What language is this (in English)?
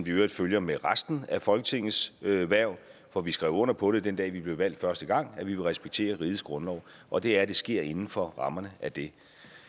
Danish